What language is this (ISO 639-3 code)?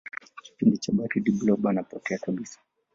swa